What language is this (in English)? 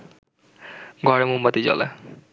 Bangla